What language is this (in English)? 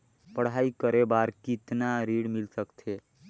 Chhattisgarhi